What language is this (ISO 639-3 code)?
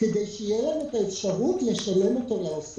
heb